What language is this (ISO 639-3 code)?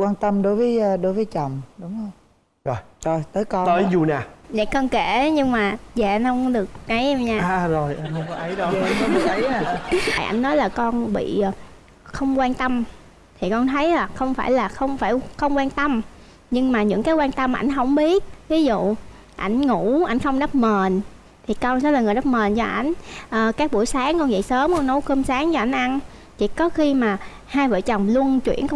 vie